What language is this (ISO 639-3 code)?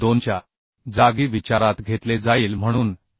mar